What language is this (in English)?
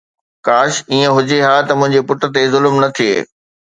Sindhi